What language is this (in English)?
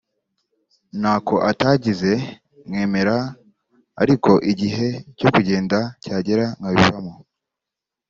Kinyarwanda